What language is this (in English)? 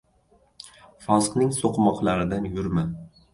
Uzbek